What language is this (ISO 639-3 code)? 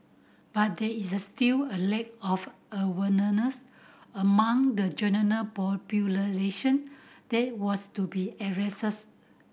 eng